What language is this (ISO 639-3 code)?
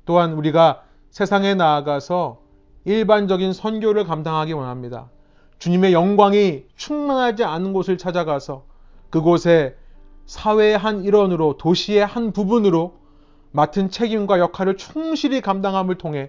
kor